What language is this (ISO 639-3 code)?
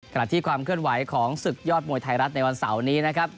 tha